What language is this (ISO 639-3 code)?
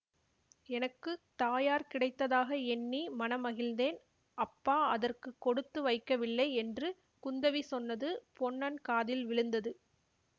tam